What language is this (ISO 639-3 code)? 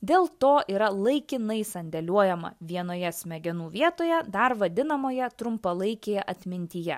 lit